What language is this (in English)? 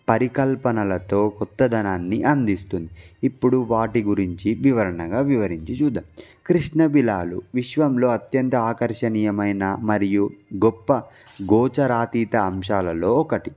Telugu